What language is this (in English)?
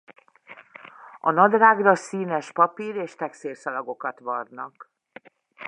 Hungarian